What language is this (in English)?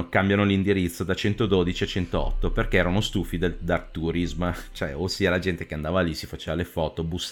Italian